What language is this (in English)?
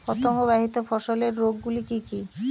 Bangla